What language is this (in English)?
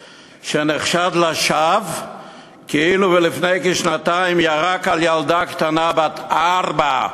Hebrew